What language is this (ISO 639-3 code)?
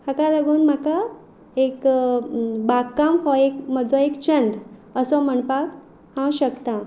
kok